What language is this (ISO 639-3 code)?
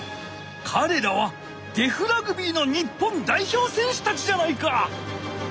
jpn